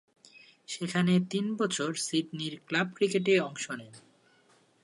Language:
Bangla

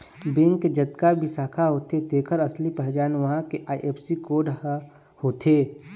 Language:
Chhattisgarhi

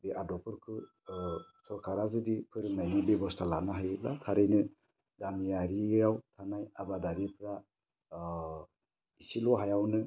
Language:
Bodo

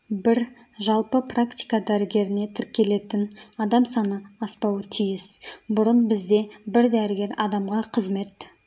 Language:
Kazakh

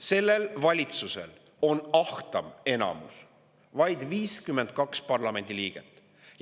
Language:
Estonian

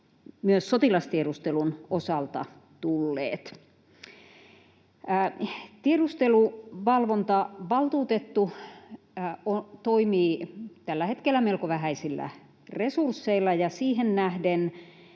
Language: Finnish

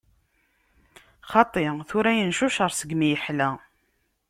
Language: Kabyle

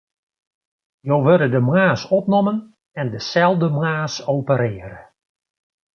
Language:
Western Frisian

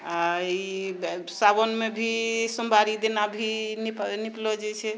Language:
Maithili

